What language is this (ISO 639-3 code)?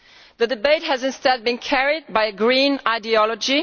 eng